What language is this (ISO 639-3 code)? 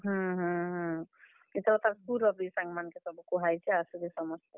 ori